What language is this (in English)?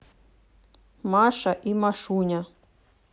Russian